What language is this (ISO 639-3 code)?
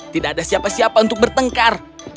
ind